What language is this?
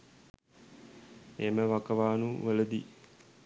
Sinhala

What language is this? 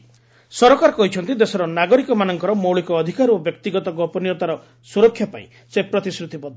Odia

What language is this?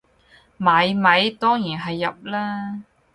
Cantonese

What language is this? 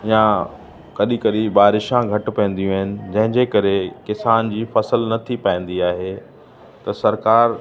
Sindhi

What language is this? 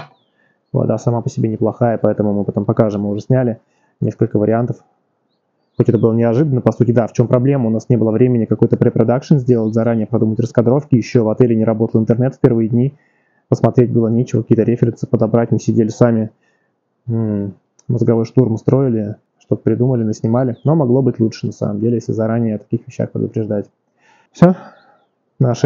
Russian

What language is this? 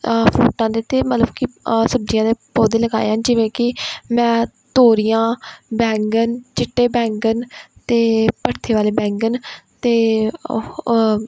Punjabi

